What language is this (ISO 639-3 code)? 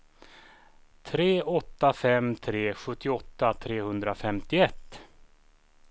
swe